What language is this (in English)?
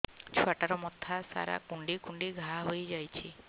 Odia